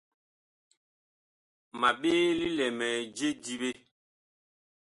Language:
Bakoko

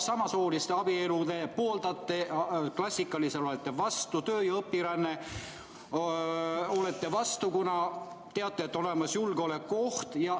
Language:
Estonian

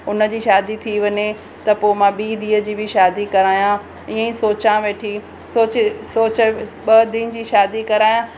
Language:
Sindhi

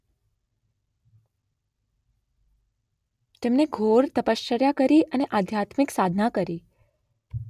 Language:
Gujarati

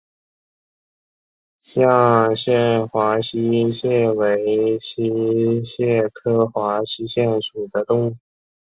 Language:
Chinese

